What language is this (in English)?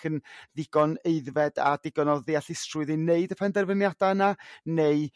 Welsh